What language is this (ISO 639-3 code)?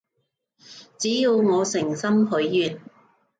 yue